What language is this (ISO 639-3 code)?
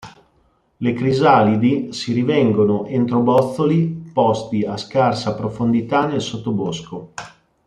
ita